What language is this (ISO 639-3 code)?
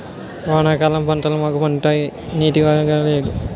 tel